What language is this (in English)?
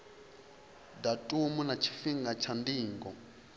Venda